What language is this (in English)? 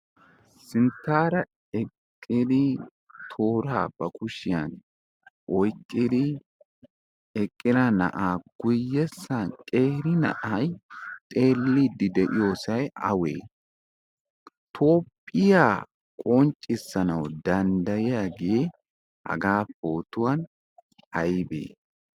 Wolaytta